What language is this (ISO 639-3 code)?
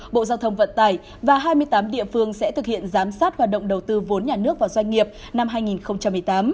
vie